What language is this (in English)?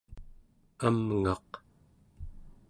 Central Yupik